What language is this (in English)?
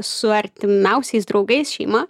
Lithuanian